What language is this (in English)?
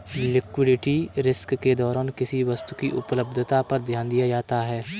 Hindi